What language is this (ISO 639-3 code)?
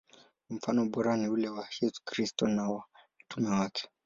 swa